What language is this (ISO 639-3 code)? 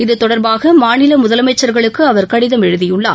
tam